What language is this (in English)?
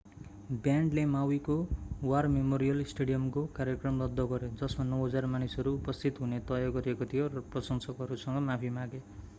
Nepali